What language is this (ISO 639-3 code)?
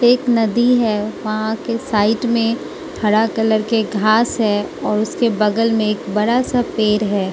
hin